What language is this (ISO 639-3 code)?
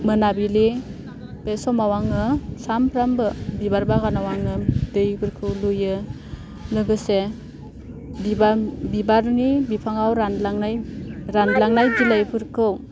brx